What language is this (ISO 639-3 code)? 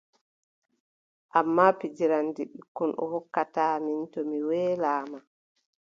fub